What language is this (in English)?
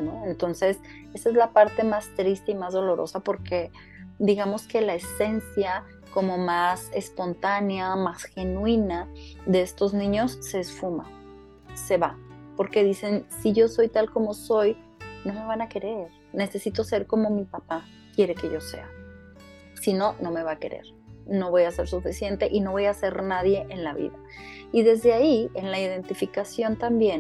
Spanish